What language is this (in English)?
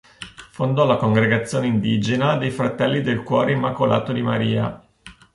Italian